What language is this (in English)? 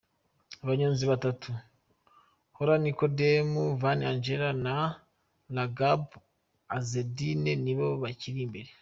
Kinyarwanda